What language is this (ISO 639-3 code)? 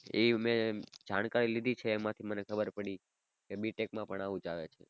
guj